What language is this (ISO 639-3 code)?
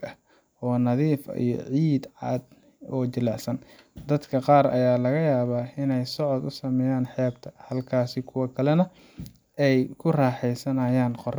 som